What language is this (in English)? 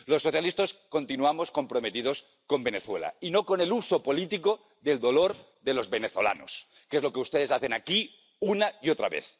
Spanish